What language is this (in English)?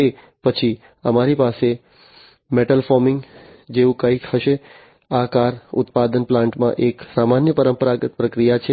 Gujarati